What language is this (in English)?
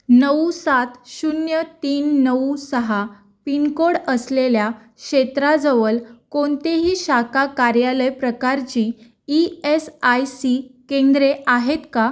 Marathi